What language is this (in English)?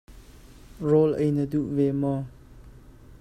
Hakha Chin